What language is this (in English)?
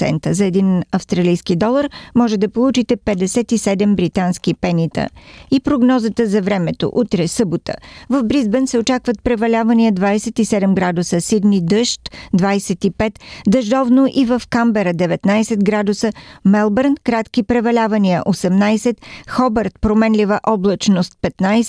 Bulgarian